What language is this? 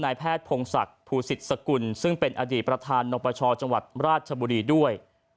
Thai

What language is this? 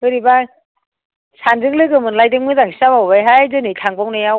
Bodo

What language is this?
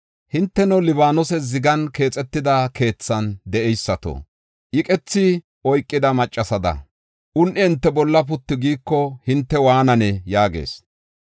Gofa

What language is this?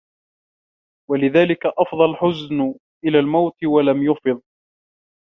Arabic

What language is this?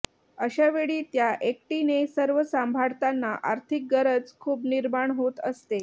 Marathi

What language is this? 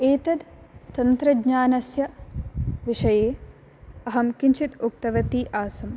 Sanskrit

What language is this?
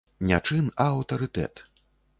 Belarusian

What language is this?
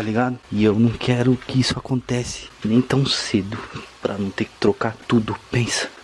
Portuguese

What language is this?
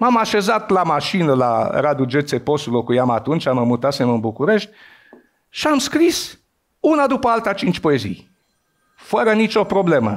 Romanian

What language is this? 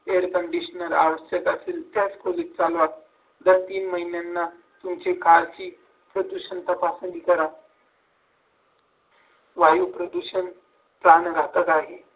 Marathi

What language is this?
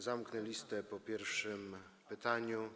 Polish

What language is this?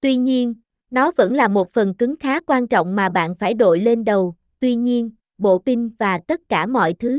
Vietnamese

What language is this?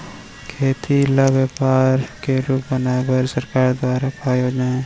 Chhattisgarhi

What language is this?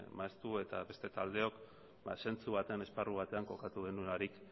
Basque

